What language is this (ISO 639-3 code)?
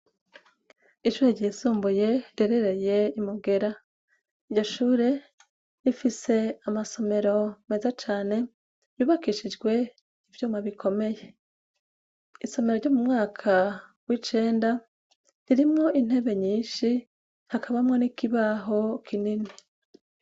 run